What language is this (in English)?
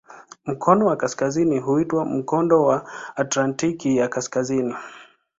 Swahili